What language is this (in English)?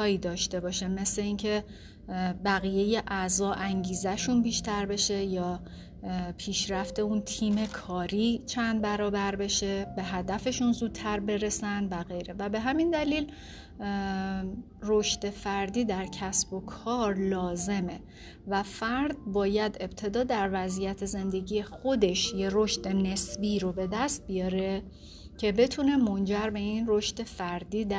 Persian